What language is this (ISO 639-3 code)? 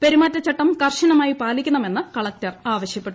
mal